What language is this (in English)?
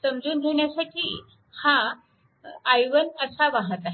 Marathi